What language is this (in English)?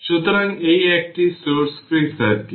Bangla